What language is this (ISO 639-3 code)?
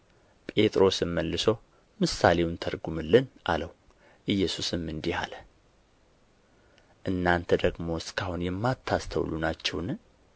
amh